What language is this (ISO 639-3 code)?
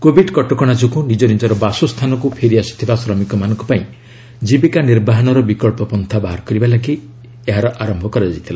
ori